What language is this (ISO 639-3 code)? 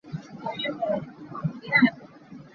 cnh